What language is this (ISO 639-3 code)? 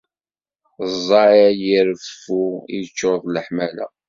kab